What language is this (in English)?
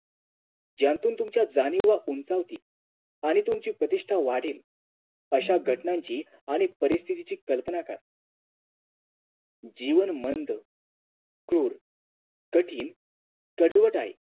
Marathi